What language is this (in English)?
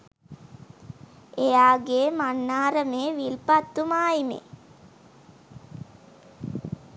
Sinhala